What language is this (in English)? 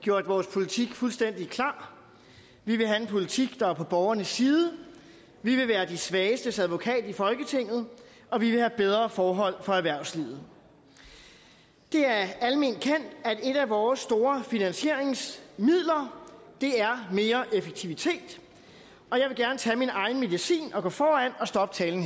Danish